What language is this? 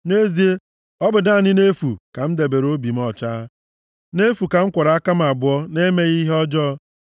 Igbo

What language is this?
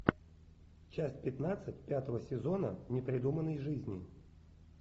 Russian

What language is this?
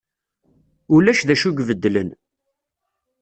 Kabyle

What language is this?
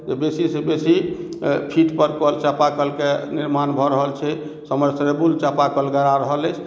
Maithili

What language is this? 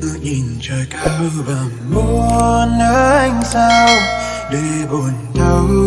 Vietnamese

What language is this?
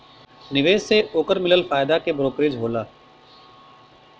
Bhojpuri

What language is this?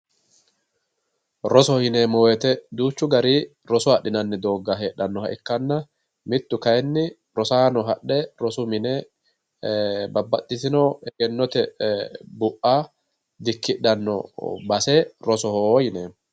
Sidamo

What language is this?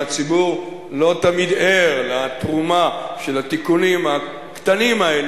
Hebrew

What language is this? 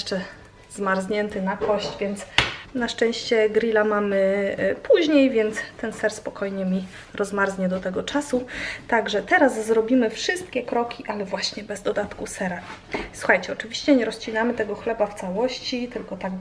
Polish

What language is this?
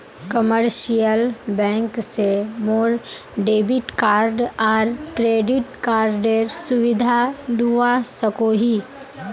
Magahi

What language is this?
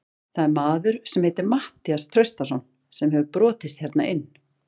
Icelandic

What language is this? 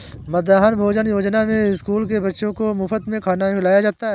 Hindi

